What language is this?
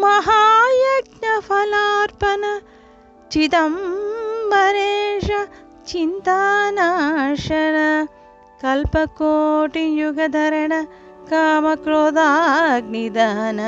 Telugu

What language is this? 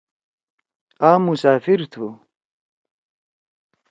Torwali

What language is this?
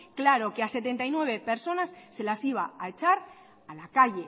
Spanish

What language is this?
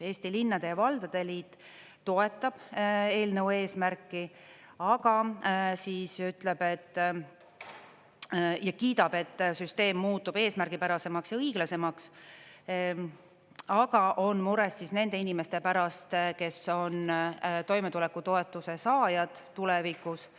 Estonian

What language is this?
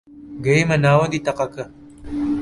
Central Kurdish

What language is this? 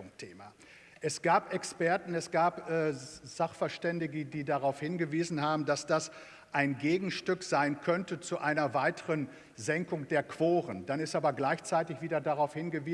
German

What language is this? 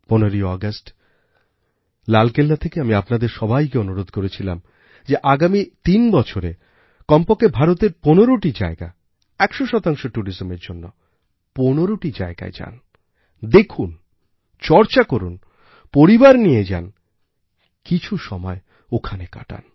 Bangla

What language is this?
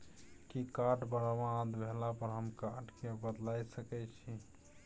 Maithili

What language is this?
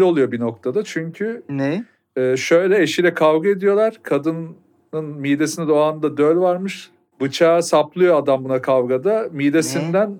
Turkish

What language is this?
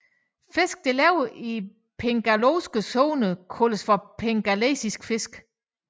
Danish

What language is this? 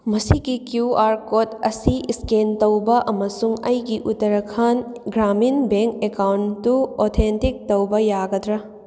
Manipuri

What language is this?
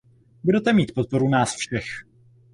Czech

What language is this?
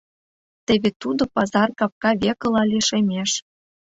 Mari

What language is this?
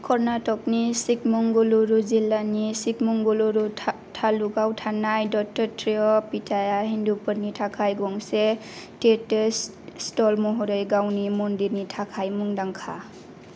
Bodo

